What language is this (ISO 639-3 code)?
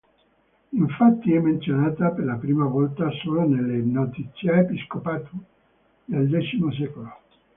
ita